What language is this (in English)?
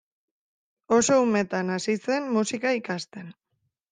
Basque